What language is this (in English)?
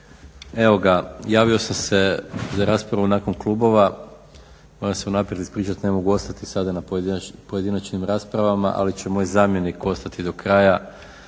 Croatian